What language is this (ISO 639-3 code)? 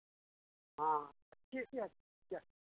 hin